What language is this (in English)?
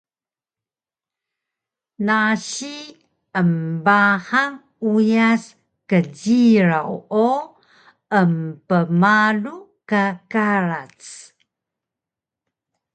Taroko